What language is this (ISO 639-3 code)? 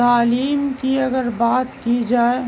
urd